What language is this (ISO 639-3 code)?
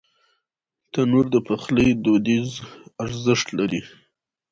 pus